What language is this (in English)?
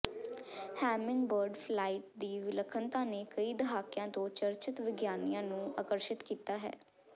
Punjabi